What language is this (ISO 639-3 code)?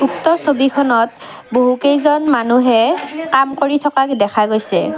asm